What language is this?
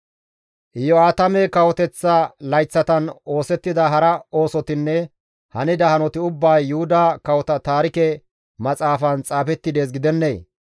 Gamo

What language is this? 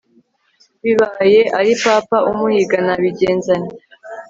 Kinyarwanda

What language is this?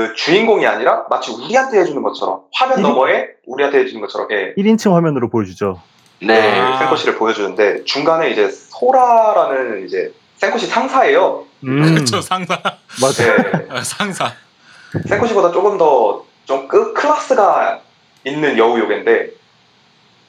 Korean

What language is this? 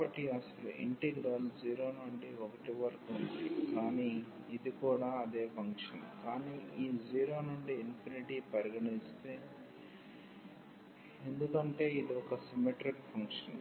Telugu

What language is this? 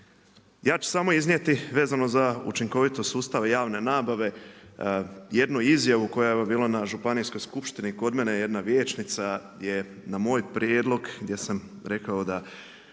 Croatian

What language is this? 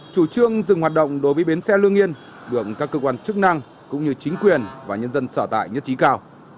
Vietnamese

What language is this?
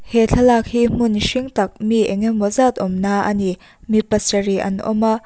Mizo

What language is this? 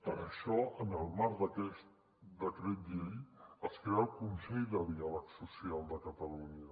Catalan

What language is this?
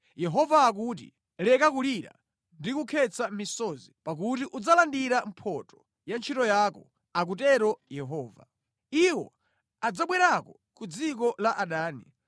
Nyanja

